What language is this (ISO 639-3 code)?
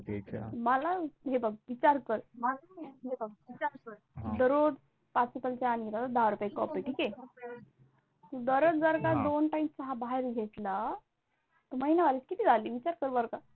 mar